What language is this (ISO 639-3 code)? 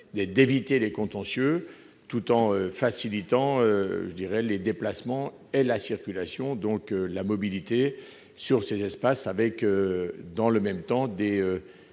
fra